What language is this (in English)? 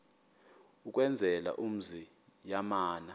Xhosa